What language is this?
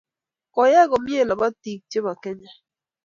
Kalenjin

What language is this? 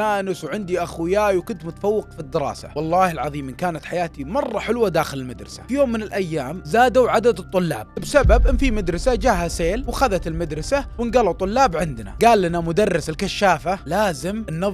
Arabic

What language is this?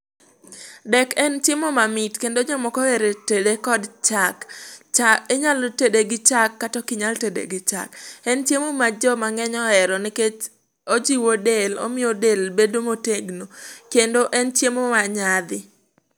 Luo (Kenya and Tanzania)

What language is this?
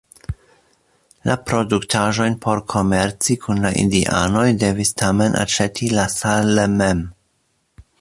Esperanto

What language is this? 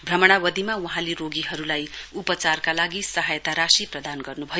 Nepali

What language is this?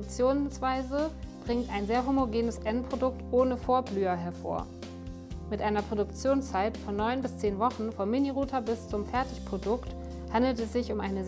German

